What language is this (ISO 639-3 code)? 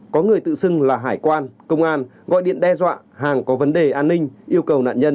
vie